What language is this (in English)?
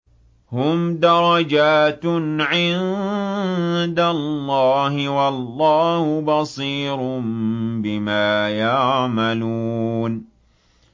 Arabic